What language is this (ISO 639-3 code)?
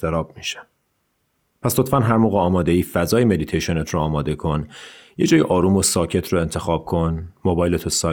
fas